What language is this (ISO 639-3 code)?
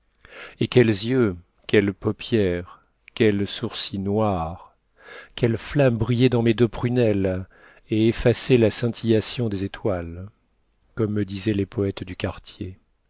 fra